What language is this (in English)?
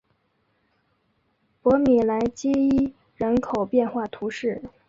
Chinese